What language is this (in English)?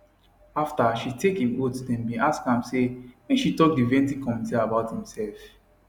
Nigerian Pidgin